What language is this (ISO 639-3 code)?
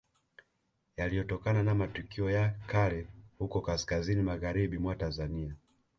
swa